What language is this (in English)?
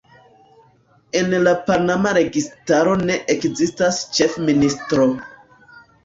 Esperanto